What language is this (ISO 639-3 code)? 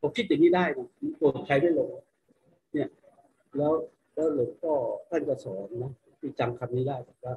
tha